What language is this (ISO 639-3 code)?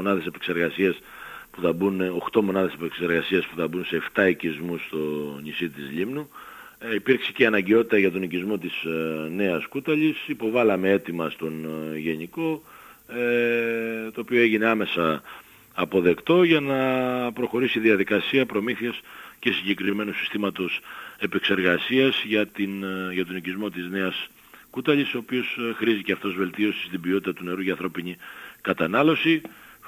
ell